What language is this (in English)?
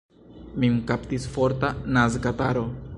Esperanto